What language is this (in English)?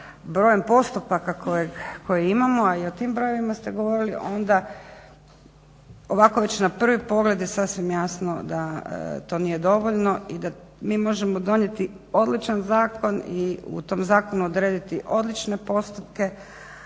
Croatian